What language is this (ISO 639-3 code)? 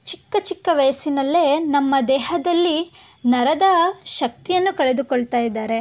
kan